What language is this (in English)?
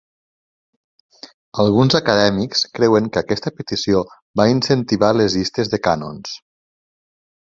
Catalan